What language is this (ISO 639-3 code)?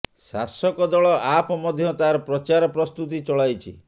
ori